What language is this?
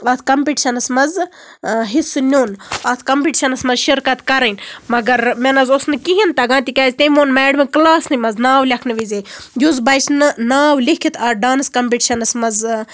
Kashmiri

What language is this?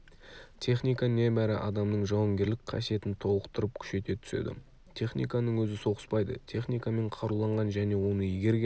Kazakh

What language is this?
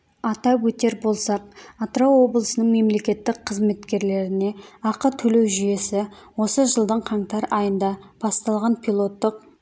Kazakh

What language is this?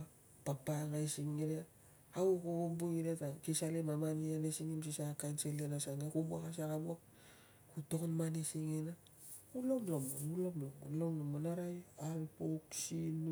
Tungag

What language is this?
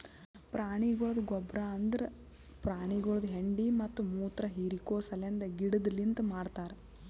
Kannada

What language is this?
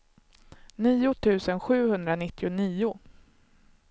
Swedish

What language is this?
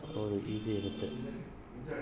Kannada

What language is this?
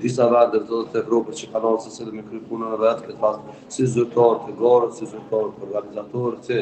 Romanian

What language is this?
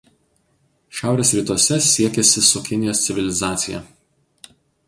Lithuanian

